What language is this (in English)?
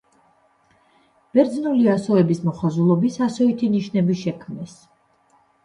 Georgian